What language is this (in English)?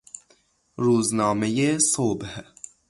Persian